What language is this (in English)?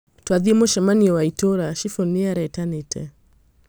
Kikuyu